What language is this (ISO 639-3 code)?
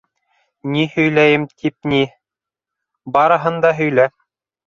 bak